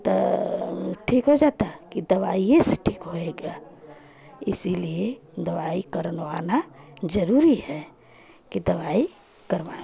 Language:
Hindi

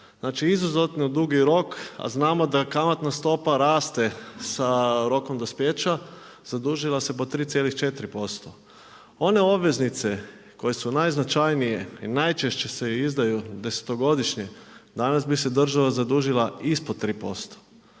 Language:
Croatian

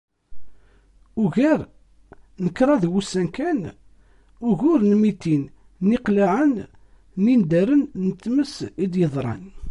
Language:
Kabyle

